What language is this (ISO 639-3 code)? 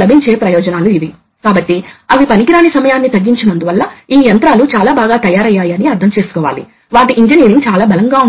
tel